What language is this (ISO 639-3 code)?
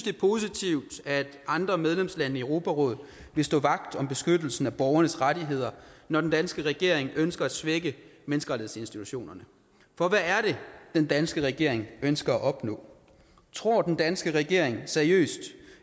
dan